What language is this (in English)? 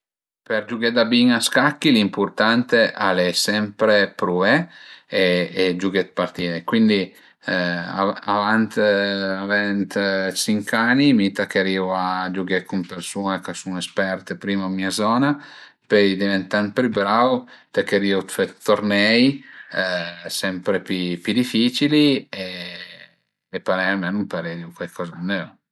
Piedmontese